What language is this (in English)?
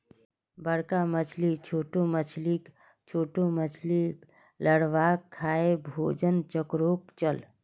Magahi